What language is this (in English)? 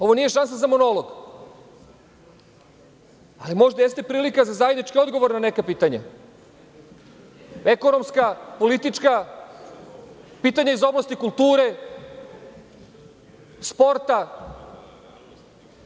Serbian